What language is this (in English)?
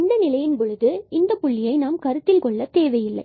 Tamil